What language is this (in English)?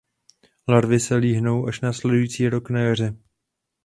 Czech